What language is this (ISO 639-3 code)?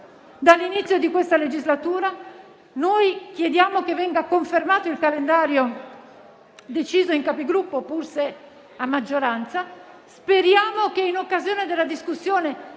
ita